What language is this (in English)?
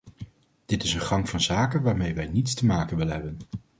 Dutch